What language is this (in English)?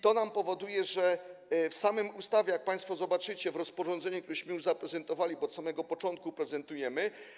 Polish